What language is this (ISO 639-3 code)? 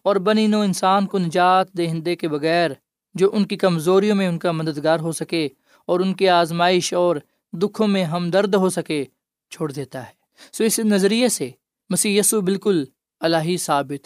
urd